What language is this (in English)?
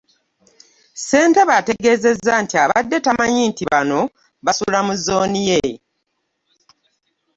Ganda